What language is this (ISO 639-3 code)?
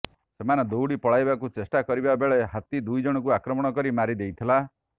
ori